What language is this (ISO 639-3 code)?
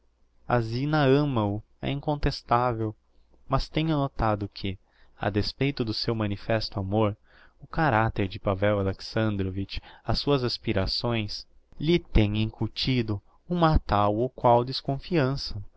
por